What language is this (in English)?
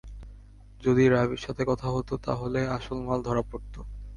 Bangla